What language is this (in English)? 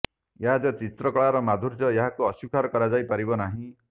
Odia